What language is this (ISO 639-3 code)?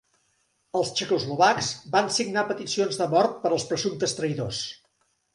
cat